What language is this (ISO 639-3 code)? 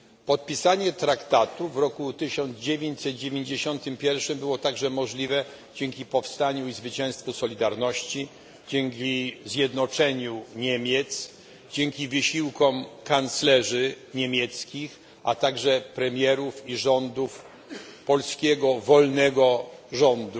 pol